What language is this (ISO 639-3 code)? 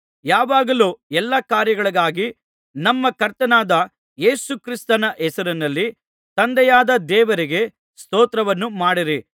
kan